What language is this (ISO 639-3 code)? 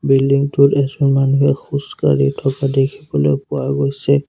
asm